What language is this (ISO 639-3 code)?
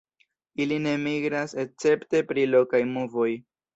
epo